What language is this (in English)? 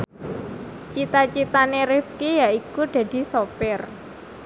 Javanese